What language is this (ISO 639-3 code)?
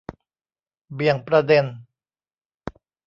tha